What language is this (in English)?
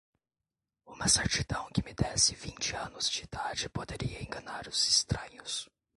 Portuguese